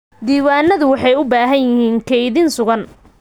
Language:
Somali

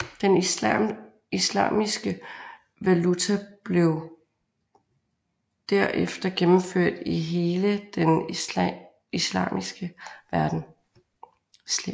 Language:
Danish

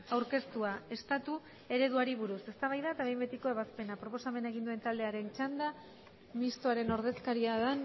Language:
Basque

